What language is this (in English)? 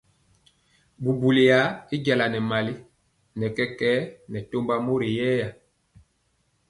Mpiemo